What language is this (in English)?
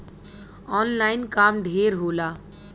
Bhojpuri